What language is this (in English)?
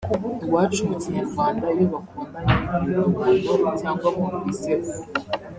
Kinyarwanda